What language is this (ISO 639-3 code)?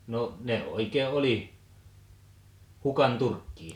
fin